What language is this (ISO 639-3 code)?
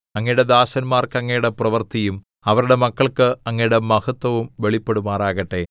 mal